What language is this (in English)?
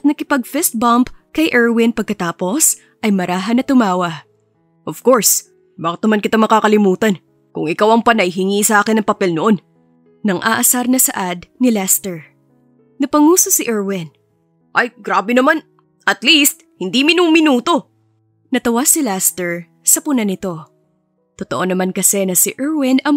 Filipino